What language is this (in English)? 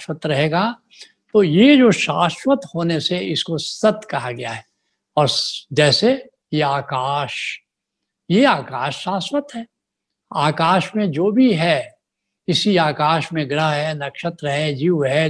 Hindi